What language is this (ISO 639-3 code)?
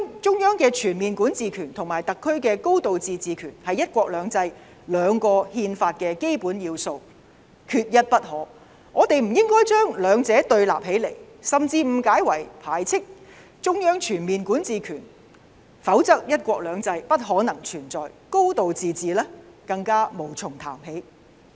yue